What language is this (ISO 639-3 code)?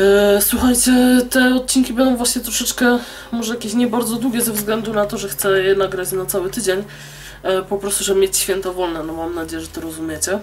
pol